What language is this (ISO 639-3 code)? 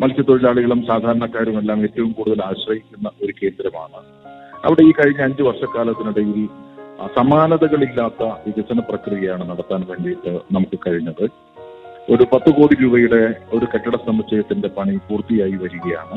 mal